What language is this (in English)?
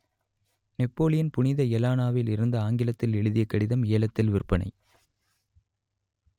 Tamil